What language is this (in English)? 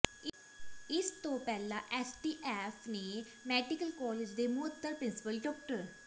Punjabi